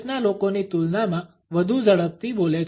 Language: Gujarati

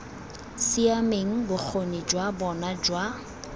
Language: Tswana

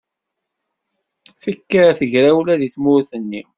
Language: Kabyle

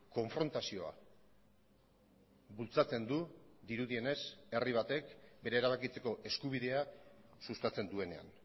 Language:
Basque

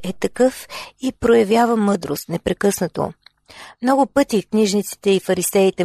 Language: Bulgarian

